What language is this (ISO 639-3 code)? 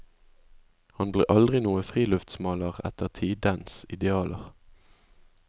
nor